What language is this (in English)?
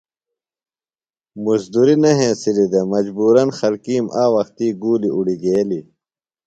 Phalura